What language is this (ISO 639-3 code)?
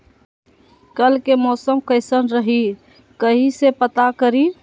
mag